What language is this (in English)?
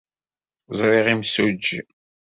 Kabyle